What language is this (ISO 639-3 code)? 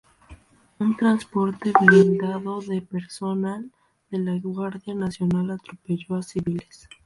spa